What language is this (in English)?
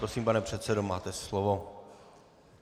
Czech